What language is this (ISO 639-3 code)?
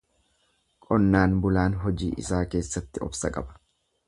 orm